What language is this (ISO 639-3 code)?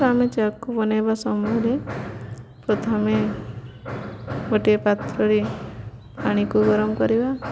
ori